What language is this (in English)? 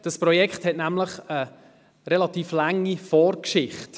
Swiss German